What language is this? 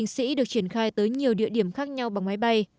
Vietnamese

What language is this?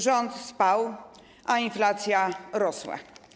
Polish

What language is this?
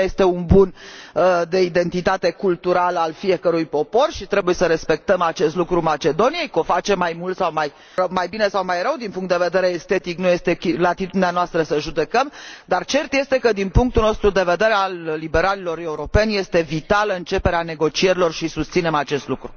Romanian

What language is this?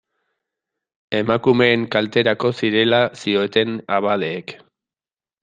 Basque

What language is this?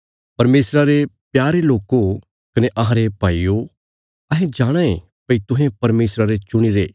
Bilaspuri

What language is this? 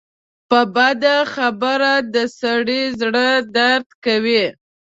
Pashto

